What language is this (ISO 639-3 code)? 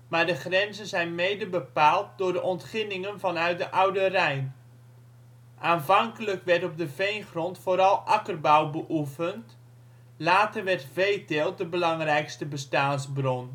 nld